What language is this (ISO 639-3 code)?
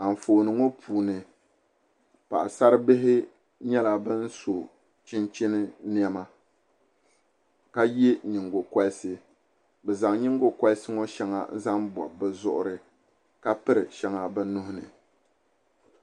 dag